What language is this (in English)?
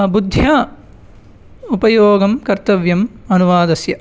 Sanskrit